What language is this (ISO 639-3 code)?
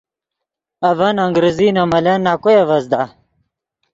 ydg